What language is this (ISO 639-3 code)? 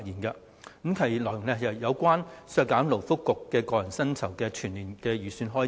yue